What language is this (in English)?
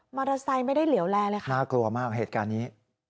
Thai